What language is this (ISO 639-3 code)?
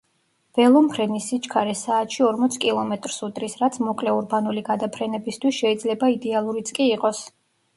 kat